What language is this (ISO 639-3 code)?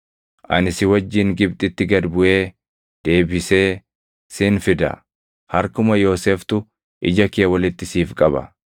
orm